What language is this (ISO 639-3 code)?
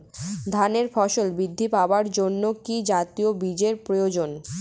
ben